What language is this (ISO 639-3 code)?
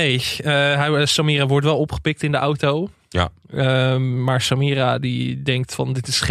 nld